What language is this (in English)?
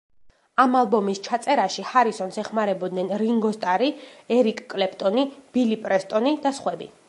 Georgian